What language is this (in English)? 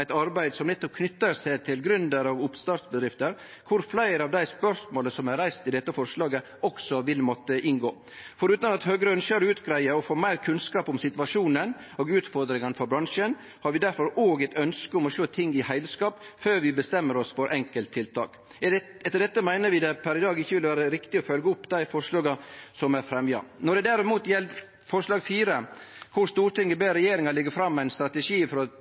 Norwegian Nynorsk